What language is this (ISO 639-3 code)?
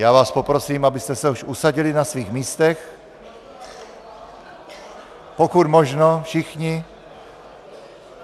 ces